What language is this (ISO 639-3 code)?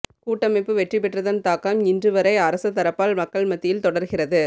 tam